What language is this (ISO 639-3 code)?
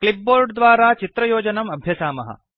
san